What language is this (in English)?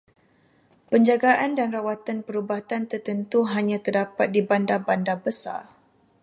Malay